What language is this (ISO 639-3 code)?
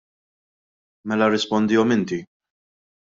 mlt